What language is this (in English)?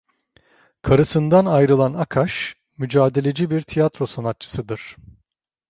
Turkish